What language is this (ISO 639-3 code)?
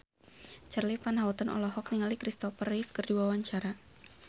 sun